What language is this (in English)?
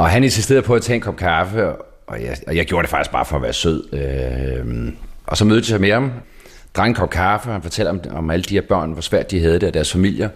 Danish